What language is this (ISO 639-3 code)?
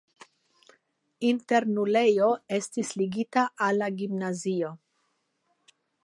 epo